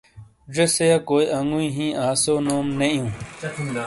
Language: Shina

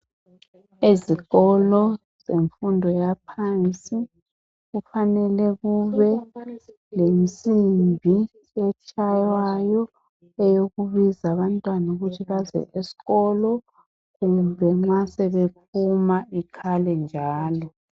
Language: North Ndebele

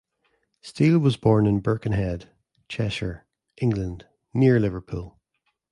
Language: English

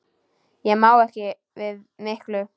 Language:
Icelandic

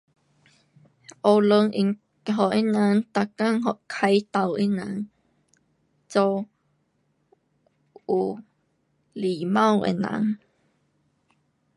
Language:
Pu-Xian Chinese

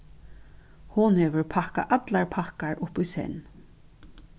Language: Faroese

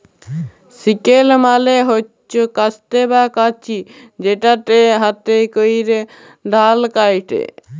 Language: Bangla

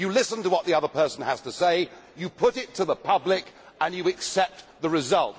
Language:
English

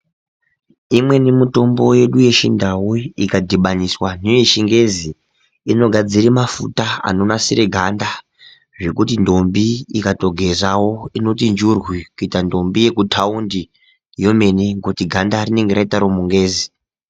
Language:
Ndau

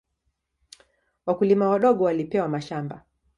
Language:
Swahili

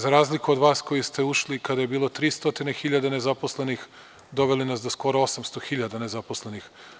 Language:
Serbian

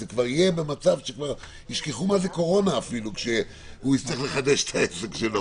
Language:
Hebrew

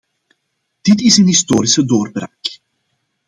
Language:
Dutch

